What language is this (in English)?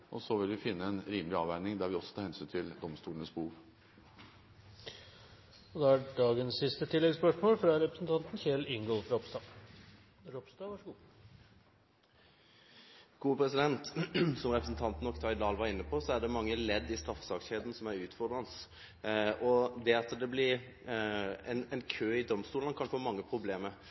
Norwegian